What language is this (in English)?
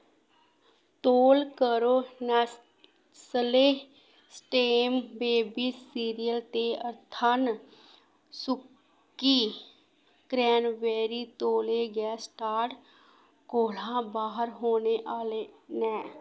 Dogri